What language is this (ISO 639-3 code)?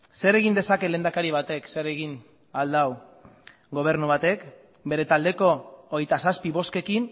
eus